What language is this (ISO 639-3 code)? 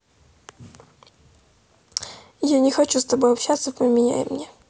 rus